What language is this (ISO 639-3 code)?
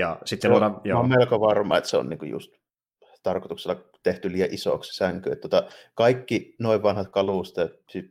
fin